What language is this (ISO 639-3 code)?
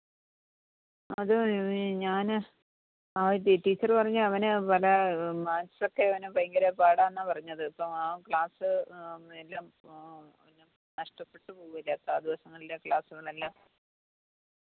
mal